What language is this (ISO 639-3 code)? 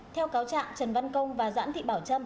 vie